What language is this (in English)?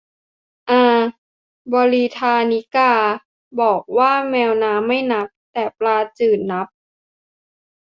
Thai